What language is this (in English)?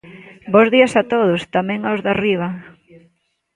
Galician